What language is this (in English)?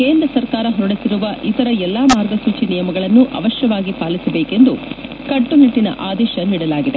Kannada